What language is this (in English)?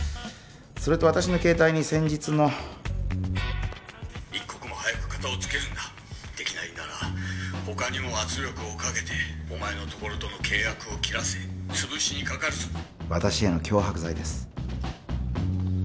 Japanese